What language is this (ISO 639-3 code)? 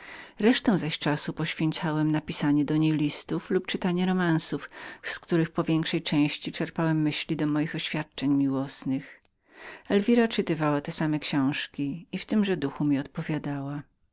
pol